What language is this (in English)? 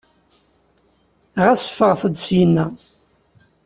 Kabyle